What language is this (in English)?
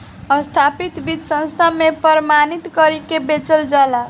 Bhojpuri